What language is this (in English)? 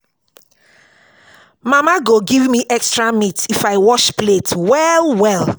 Nigerian Pidgin